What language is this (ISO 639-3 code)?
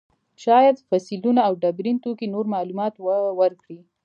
pus